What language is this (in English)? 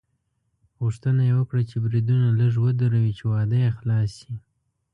Pashto